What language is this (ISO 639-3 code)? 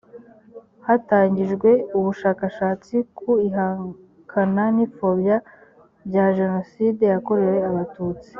kin